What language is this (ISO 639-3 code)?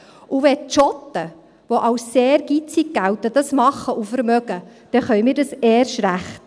gsw